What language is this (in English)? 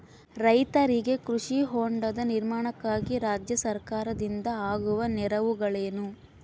Kannada